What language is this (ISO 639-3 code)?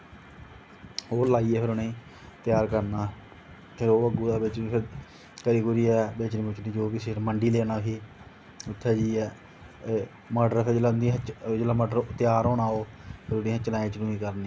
doi